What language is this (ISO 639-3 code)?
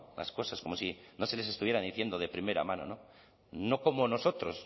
spa